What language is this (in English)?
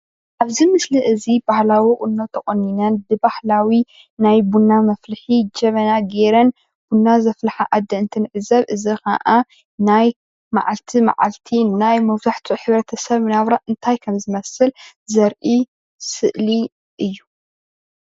Tigrinya